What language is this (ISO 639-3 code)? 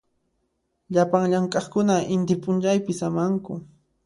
qxp